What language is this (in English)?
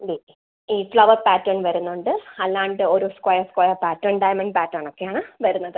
Malayalam